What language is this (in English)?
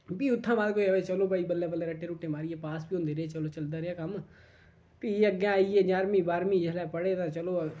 Dogri